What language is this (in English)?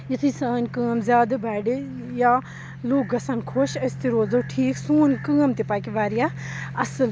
Kashmiri